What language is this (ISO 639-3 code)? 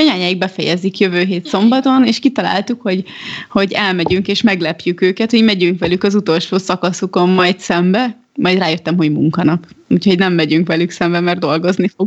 hun